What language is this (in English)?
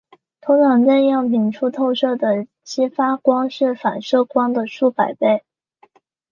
Chinese